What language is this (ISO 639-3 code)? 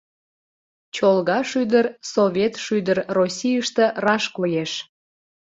chm